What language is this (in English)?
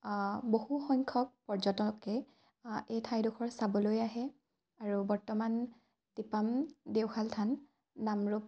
Assamese